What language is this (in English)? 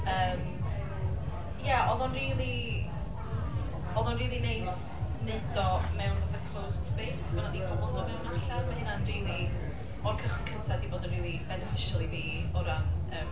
Welsh